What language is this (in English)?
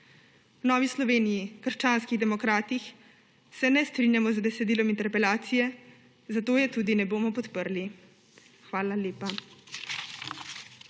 Slovenian